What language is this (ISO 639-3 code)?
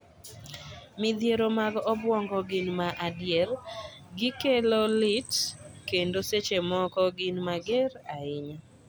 luo